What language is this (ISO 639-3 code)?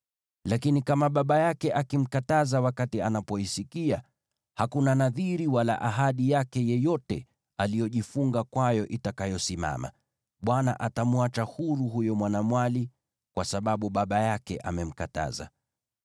swa